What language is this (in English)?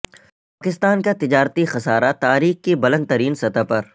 Urdu